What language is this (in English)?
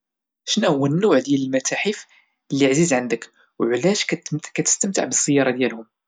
Moroccan Arabic